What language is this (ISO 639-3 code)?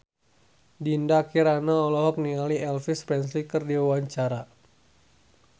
sun